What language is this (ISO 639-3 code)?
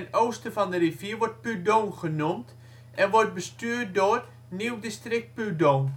nld